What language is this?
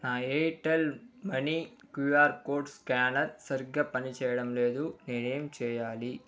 Telugu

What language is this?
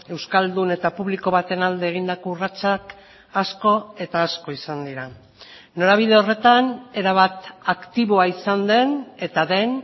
Basque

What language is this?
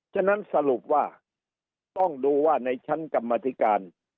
Thai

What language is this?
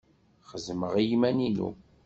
Kabyle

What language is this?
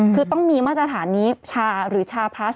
Thai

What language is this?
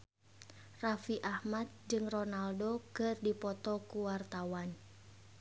Sundanese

